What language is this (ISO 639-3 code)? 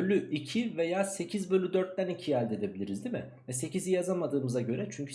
tur